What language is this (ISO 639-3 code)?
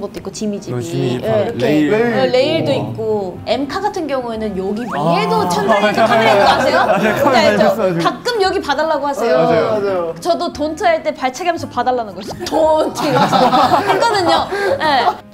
kor